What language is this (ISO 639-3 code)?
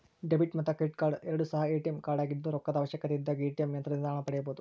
kan